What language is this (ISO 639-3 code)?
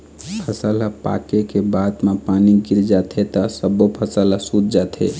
hne